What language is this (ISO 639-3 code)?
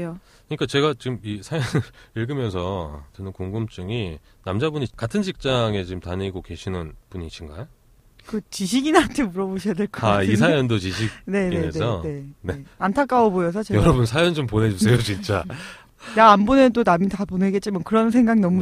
kor